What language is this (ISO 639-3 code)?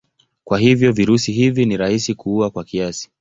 swa